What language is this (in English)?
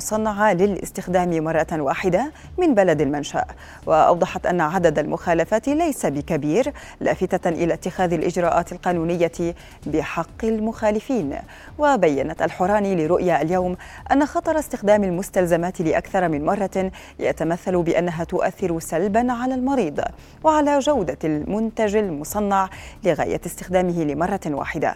Arabic